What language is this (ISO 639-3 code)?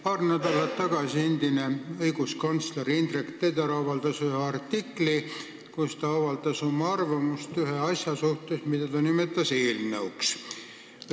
est